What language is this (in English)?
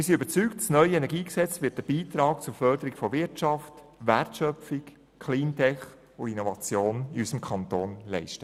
Swiss German